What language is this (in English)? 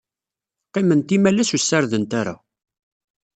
Kabyle